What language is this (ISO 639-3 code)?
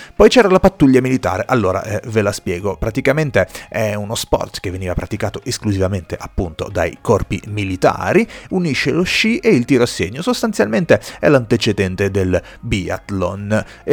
ita